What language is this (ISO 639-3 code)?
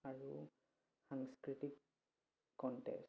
asm